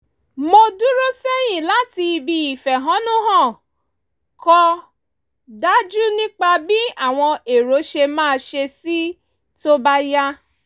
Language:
Yoruba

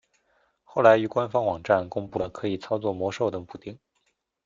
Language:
Chinese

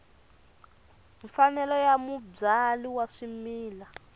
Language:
Tsonga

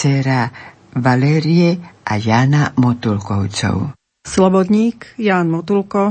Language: Slovak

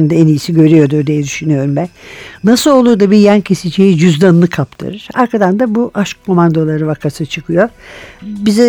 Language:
Turkish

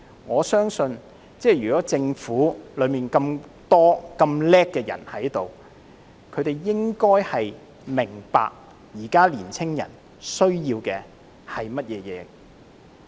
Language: Cantonese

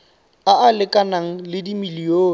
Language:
Tswana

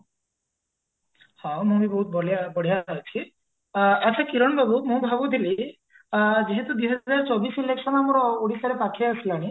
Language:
Odia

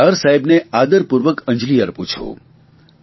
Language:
Gujarati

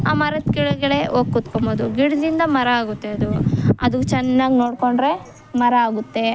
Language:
Kannada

